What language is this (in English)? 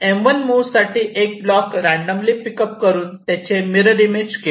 Marathi